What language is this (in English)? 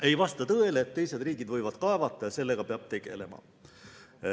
Estonian